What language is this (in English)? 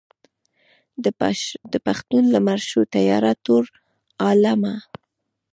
Pashto